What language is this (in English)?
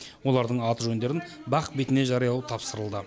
Kazakh